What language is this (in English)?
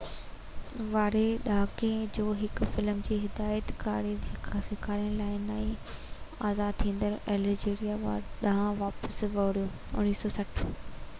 Sindhi